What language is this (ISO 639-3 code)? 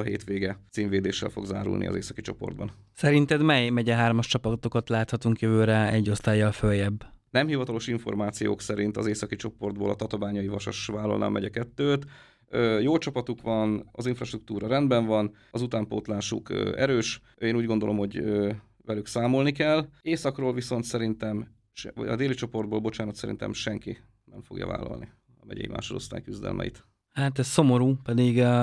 hun